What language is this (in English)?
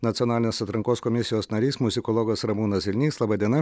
Lithuanian